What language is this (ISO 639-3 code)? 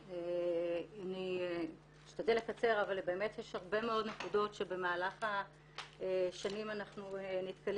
heb